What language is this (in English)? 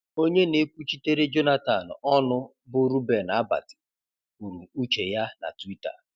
Igbo